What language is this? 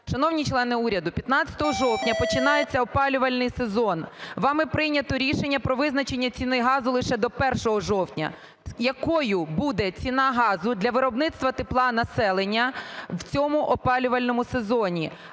Ukrainian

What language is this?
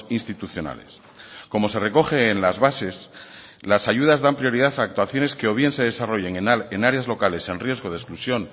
Spanish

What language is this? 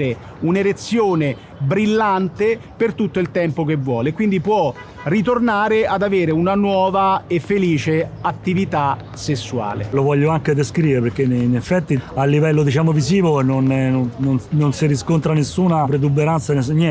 Italian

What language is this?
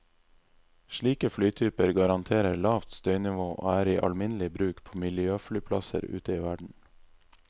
Norwegian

